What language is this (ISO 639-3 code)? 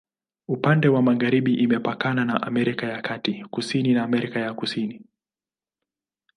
swa